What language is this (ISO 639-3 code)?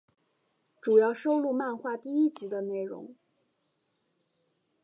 zho